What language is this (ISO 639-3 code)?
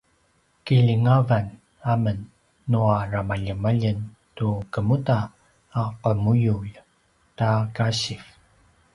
pwn